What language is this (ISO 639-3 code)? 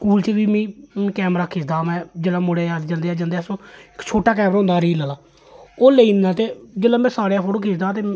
doi